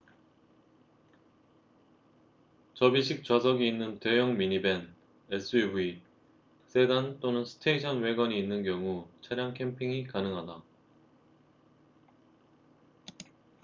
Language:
Korean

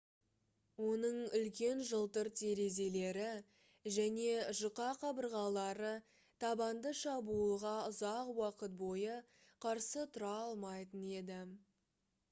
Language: Kazakh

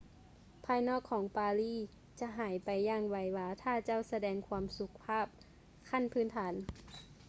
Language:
Lao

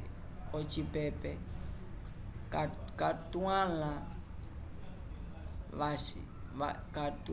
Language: Umbundu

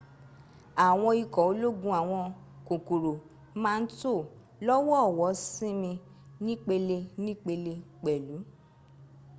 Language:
Yoruba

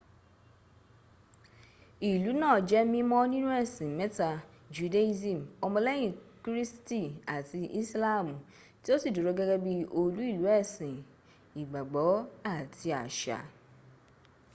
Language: Yoruba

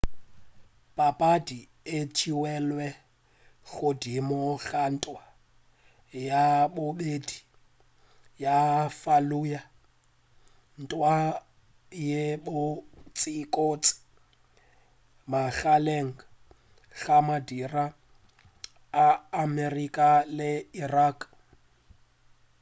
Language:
Northern Sotho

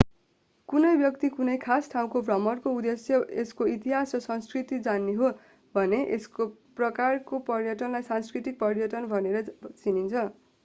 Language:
Nepali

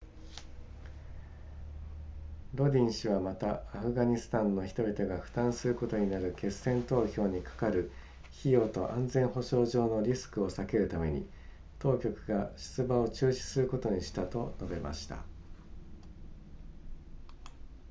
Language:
Japanese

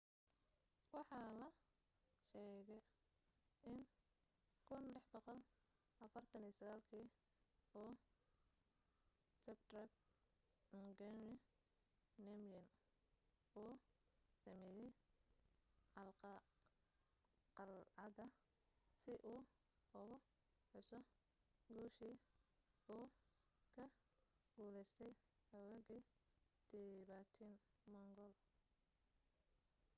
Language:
Somali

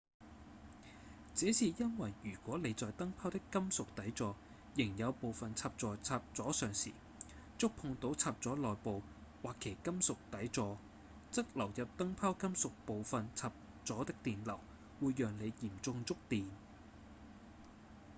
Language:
Cantonese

